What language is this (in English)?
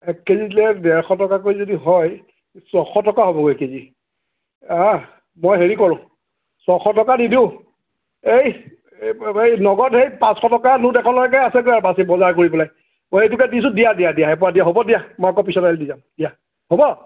Assamese